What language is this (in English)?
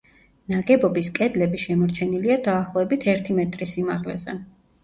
Georgian